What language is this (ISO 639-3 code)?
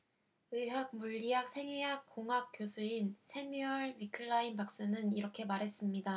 kor